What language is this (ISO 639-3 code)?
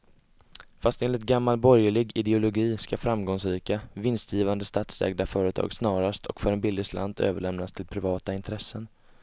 swe